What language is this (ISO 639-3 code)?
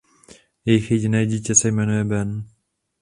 ces